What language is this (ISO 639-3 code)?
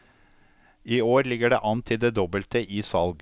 nor